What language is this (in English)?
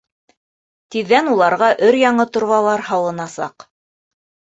Bashkir